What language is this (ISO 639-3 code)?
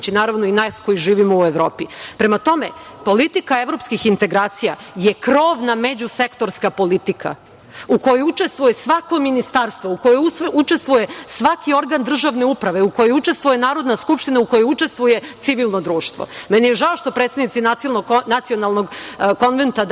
srp